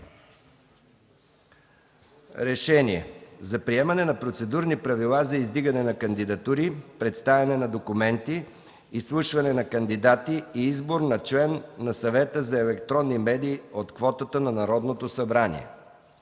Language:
Bulgarian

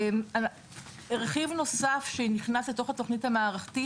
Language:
Hebrew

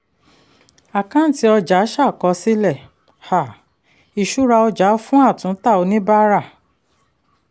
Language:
Yoruba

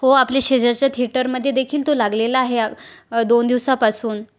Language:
Marathi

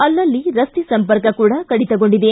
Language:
Kannada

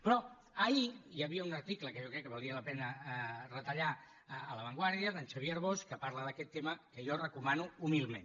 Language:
Catalan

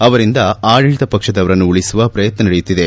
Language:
Kannada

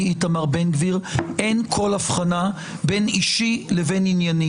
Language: Hebrew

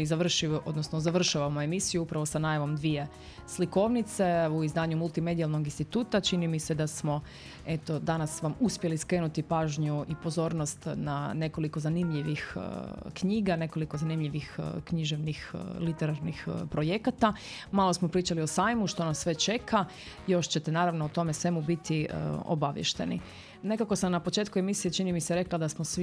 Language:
Croatian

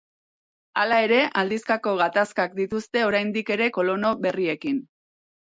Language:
Basque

